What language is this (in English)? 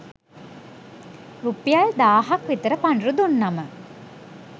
Sinhala